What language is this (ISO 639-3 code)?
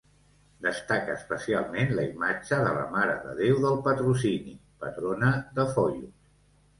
cat